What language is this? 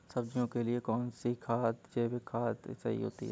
Hindi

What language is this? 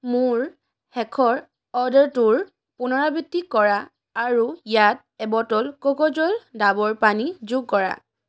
Assamese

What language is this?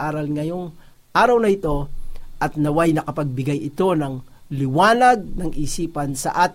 Filipino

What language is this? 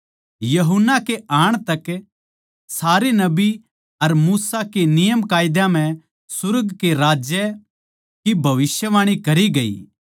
Haryanvi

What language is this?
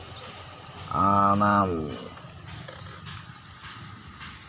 Santali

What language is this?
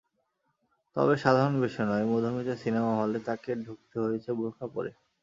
Bangla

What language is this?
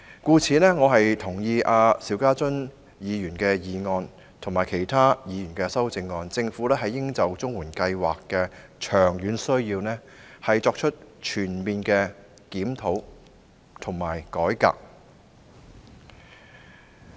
Cantonese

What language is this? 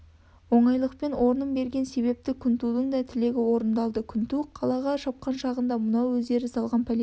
Kazakh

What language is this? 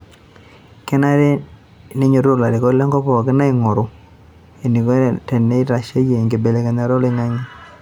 Masai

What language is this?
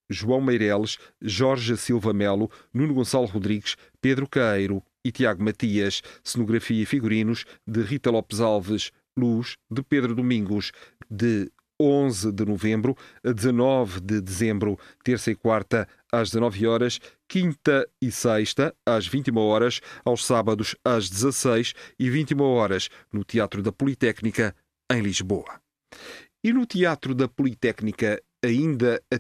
Portuguese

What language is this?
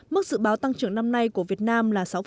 Vietnamese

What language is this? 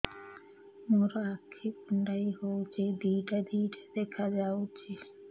Odia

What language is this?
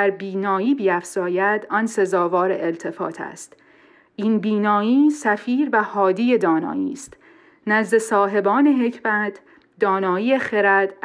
Persian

